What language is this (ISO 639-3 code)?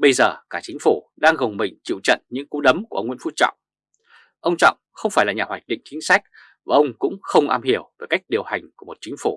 vie